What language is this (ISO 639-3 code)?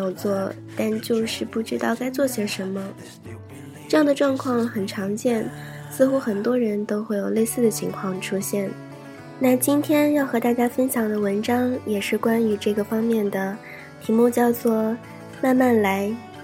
zho